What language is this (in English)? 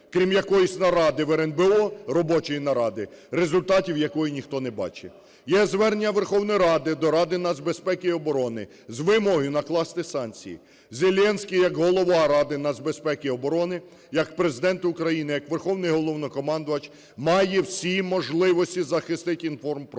Ukrainian